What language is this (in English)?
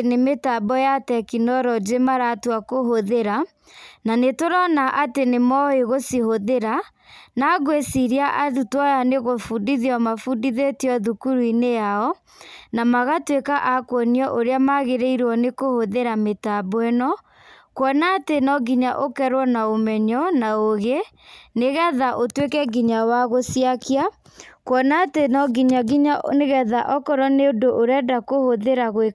Kikuyu